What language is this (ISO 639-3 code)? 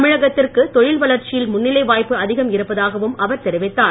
tam